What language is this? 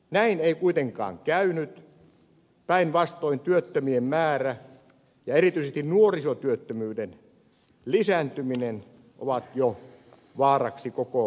Finnish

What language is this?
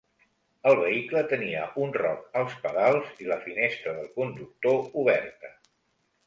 Catalan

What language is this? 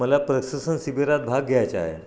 Marathi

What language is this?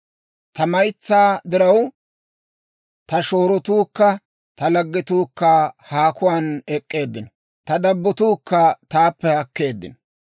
Dawro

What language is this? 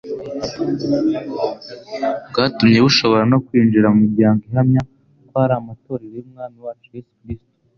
Kinyarwanda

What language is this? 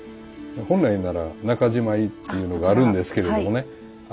Japanese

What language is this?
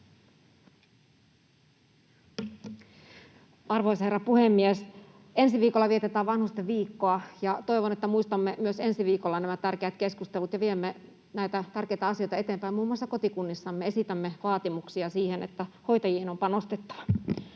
Finnish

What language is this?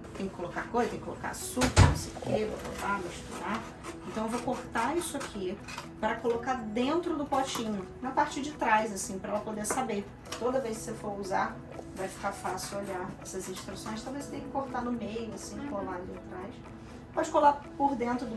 Portuguese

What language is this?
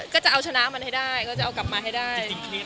Thai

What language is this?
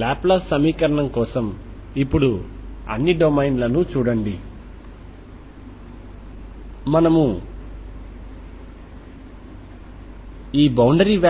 Telugu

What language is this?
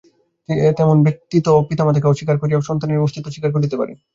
Bangla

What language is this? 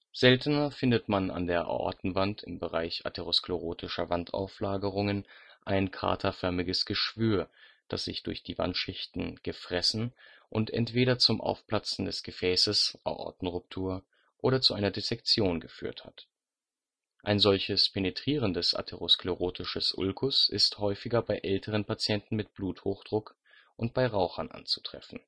German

